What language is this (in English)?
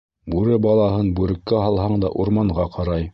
Bashkir